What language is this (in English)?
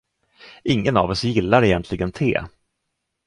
Swedish